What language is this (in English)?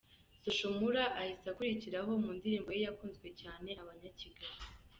Kinyarwanda